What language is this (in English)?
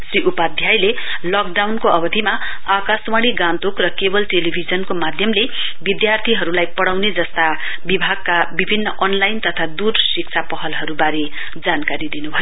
Nepali